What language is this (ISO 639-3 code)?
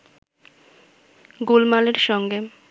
ben